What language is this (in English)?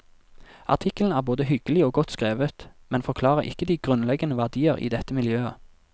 Norwegian